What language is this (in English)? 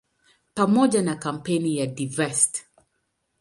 Swahili